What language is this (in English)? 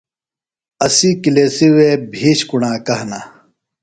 Phalura